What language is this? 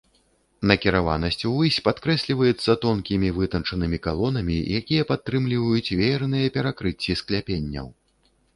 Belarusian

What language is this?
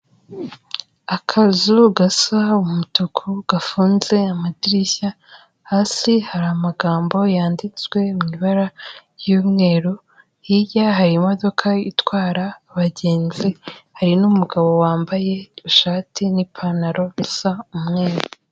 Kinyarwanda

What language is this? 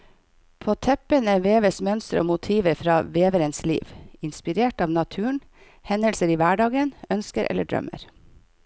Norwegian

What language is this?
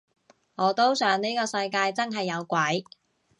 Cantonese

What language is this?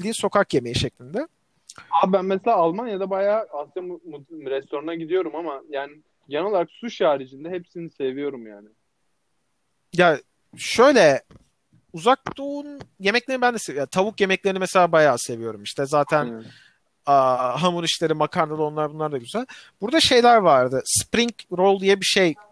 Turkish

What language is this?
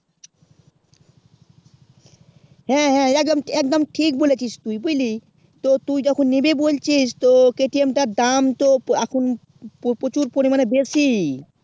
Bangla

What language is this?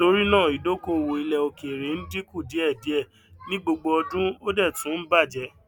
Yoruba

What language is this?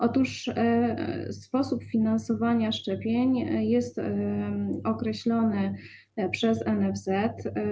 Polish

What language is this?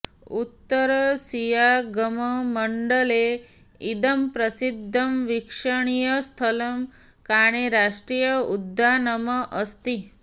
Sanskrit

